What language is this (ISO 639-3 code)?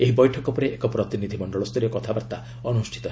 ori